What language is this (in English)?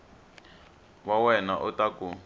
Tsonga